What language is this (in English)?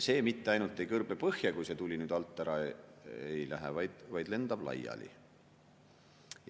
Estonian